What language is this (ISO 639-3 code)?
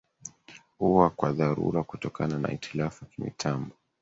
swa